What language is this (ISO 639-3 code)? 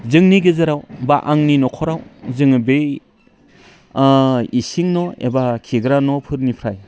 brx